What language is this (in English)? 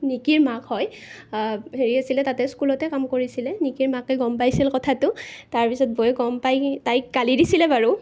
Assamese